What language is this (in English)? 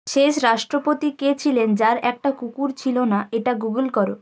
Bangla